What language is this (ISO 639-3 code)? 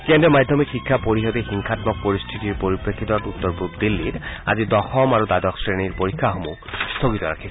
asm